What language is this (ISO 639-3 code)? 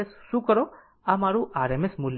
guj